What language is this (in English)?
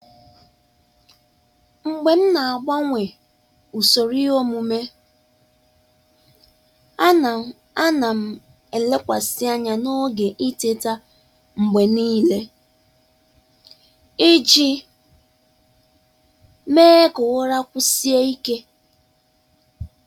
Igbo